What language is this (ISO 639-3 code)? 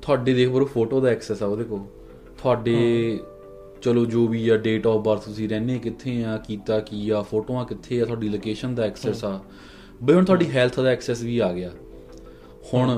pan